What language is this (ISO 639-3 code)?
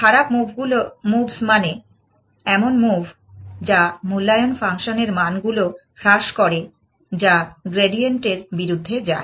ben